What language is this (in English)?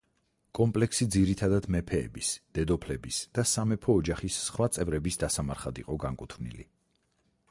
Georgian